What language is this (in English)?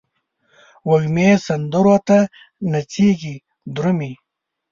Pashto